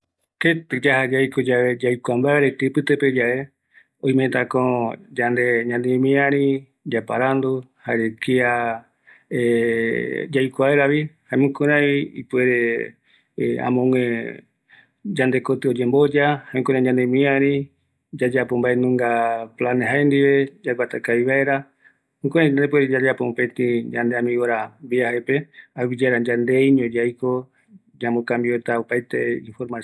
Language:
Eastern Bolivian Guaraní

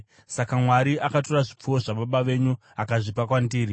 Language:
Shona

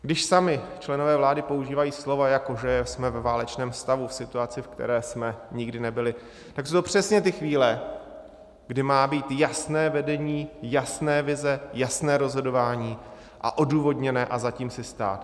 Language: Czech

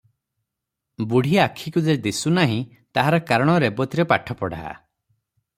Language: Odia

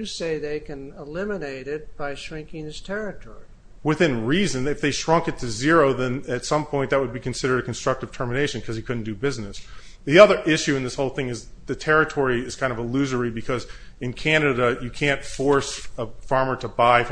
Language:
English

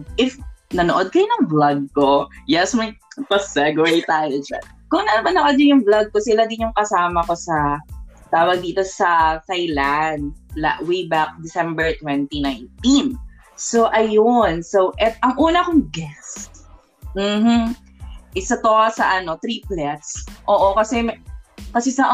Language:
Filipino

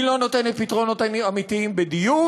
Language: Hebrew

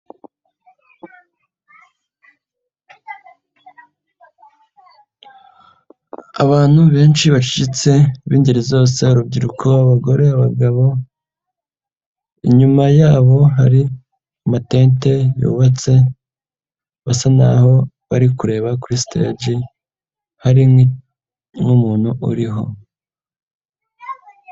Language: Kinyarwanda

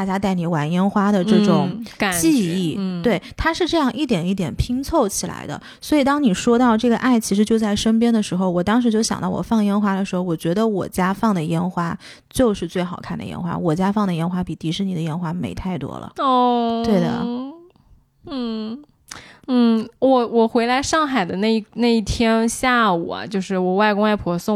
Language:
Chinese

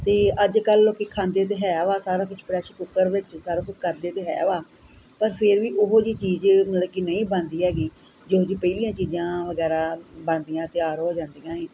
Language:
Punjabi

